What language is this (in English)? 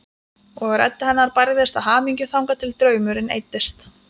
Icelandic